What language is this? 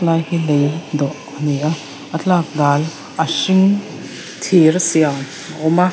Mizo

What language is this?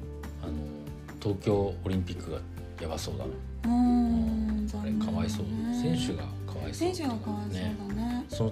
Japanese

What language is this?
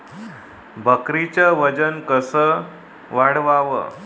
Marathi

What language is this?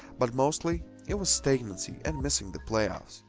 English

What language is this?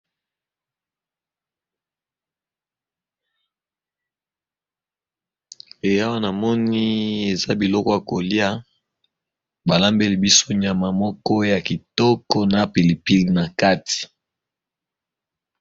Lingala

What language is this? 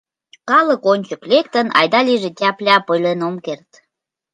Mari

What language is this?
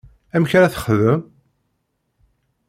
Kabyle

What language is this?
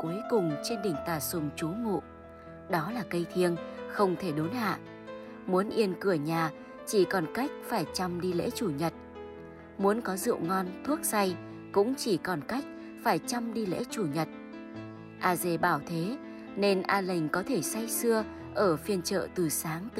Vietnamese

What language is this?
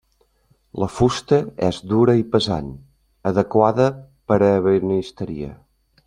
Catalan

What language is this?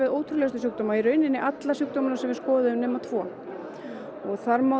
Icelandic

